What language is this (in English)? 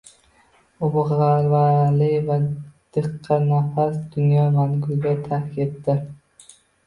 Uzbek